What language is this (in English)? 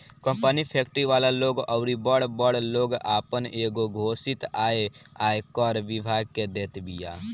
Bhojpuri